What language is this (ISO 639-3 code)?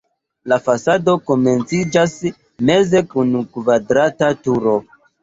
epo